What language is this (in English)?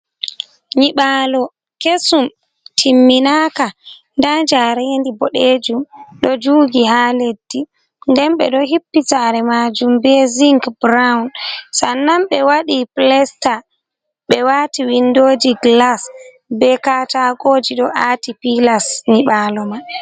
Fula